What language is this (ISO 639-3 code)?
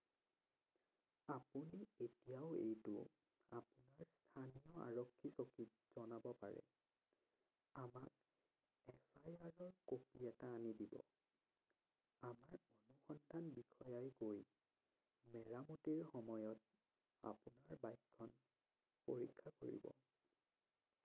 asm